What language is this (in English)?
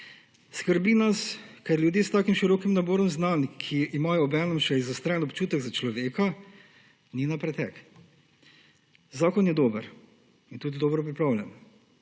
Slovenian